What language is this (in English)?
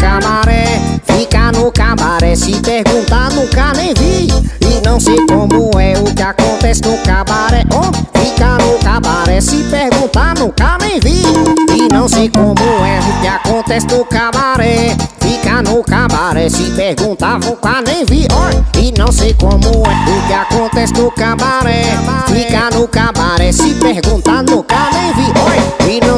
Portuguese